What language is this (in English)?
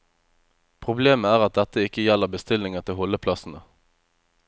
Norwegian